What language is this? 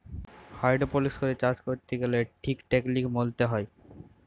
Bangla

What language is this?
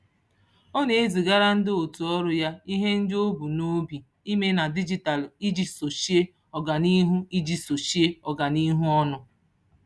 Igbo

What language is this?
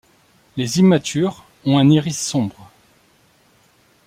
French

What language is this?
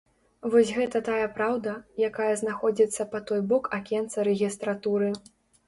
Belarusian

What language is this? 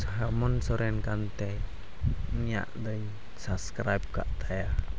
Santali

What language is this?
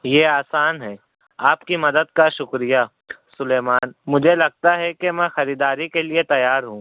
Urdu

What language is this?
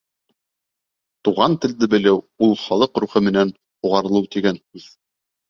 Bashkir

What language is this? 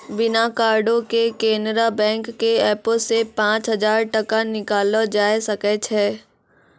Maithili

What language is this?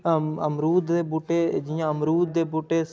Dogri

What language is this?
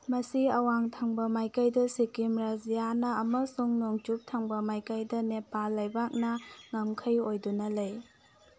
Manipuri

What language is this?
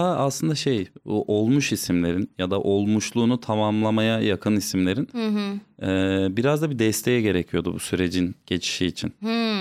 Turkish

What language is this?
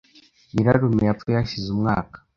Kinyarwanda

